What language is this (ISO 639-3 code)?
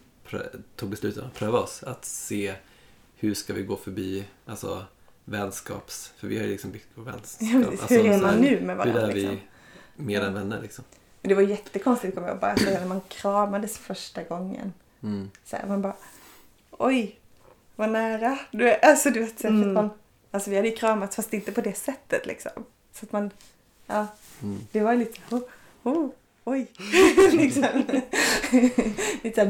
swe